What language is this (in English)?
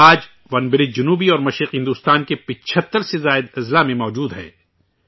Urdu